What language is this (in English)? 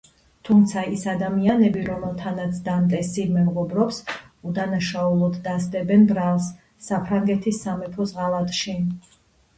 Georgian